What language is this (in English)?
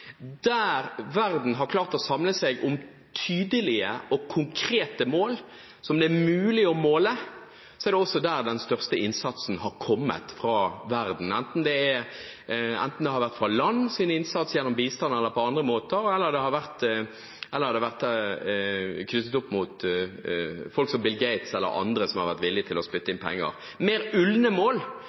Norwegian Bokmål